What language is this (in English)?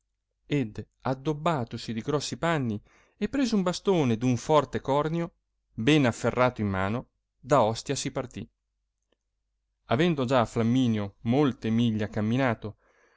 Italian